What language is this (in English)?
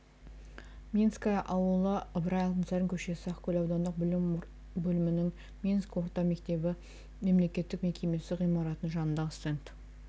Kazakh